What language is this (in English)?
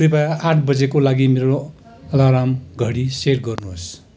Nepali